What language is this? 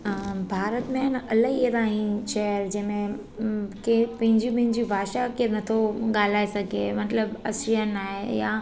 Sindhi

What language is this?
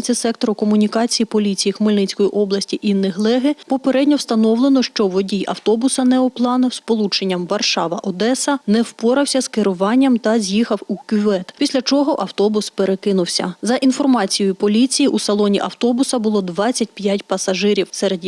Ukrainian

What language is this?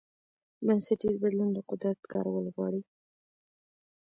Pashto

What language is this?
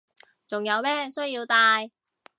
Cantonese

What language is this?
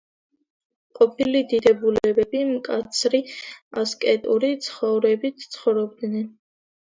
Georgian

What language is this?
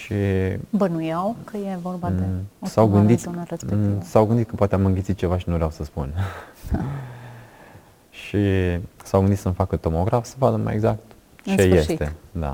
Romanian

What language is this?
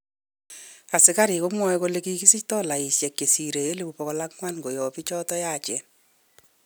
Kalenjin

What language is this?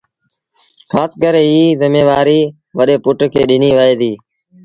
Sindhi Bhil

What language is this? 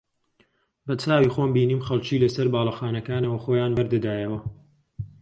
Central Kurdish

